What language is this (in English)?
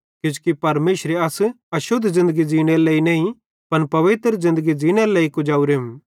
Bhadrawahi